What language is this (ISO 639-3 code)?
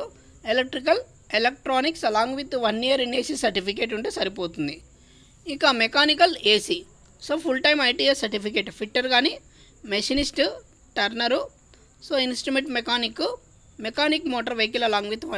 hin